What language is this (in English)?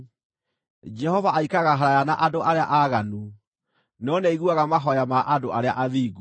Kikuyu